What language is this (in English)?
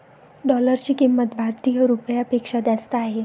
Marathi